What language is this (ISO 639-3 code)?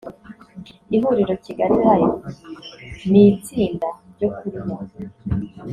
kin